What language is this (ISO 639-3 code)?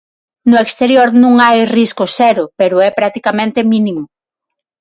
glg